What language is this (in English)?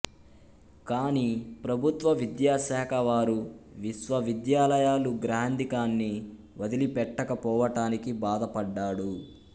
Telugu